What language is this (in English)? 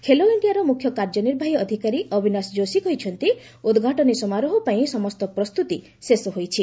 Odia